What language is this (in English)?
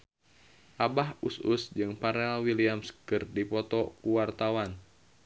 Sundanese